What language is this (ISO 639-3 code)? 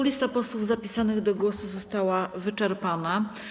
pol